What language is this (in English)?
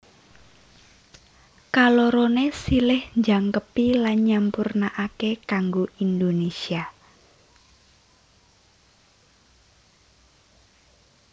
Javanese